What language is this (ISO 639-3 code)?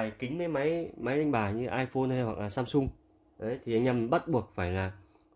vie